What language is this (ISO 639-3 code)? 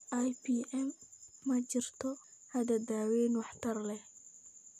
som